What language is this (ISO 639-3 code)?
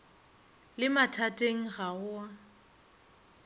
nso